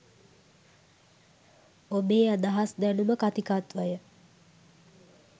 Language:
Sinhala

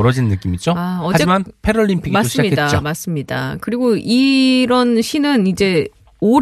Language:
Korean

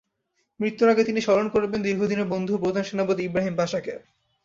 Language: Bangla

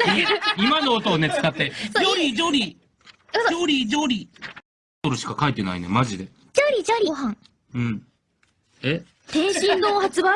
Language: Japanese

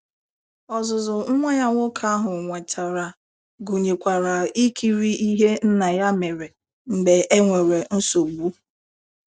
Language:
Igbo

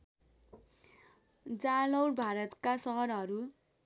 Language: Nepali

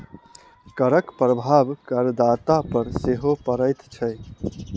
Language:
Maithili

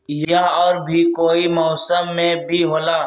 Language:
Magahi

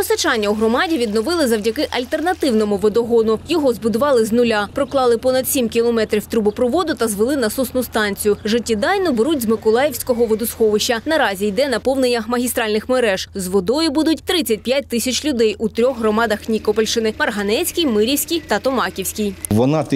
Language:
Ukrainian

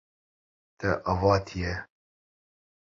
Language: Kurdish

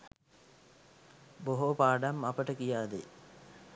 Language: Sinhala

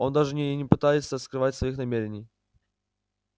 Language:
Russian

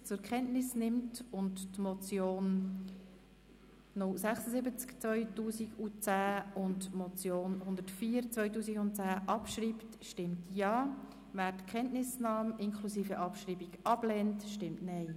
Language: Swiss German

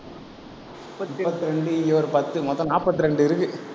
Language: Tamil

